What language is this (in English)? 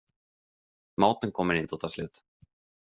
Swedish